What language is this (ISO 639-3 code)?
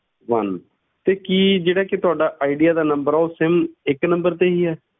pan